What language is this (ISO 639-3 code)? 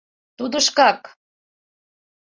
chm